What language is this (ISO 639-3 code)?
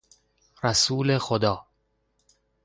fas